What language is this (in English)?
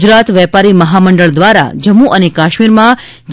Gujarati